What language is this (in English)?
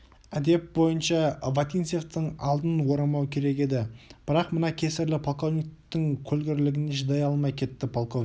Kazakh